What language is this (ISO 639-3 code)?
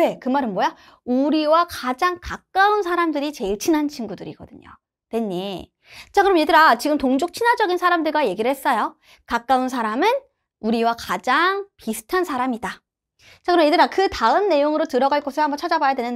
kor